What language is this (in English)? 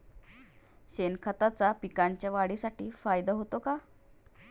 Marathi